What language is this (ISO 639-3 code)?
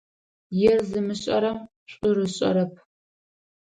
ady